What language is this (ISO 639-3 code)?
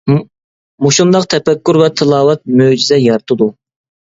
uig